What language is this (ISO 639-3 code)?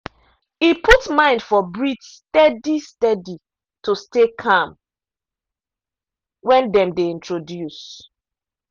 pcm